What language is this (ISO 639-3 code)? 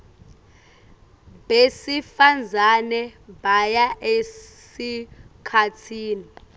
ssw